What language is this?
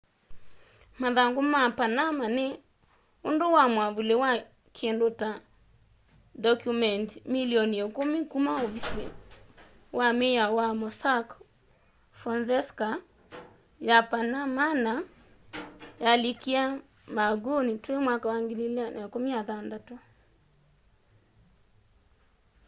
Kamba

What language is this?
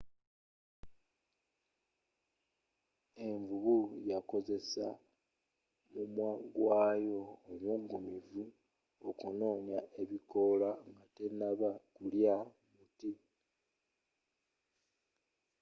Ganda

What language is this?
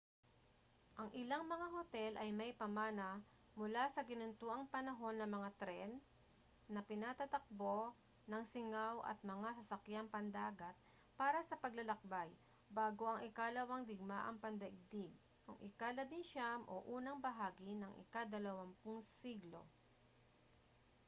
Filipino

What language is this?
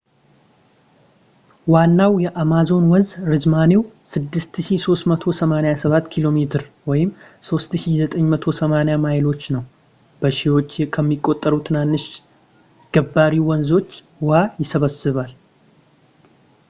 Amharic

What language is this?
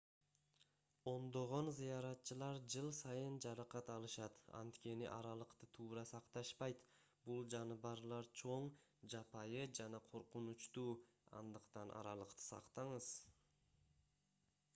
Kyrgyz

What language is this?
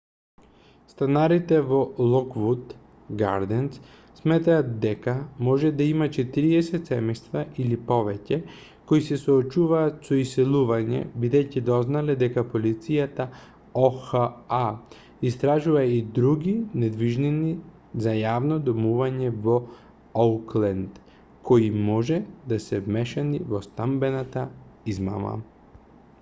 Macedonian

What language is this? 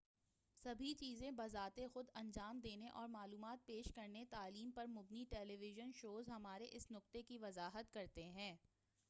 Urdu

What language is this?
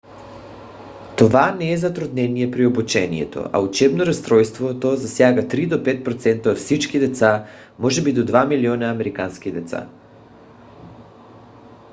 Bulgarian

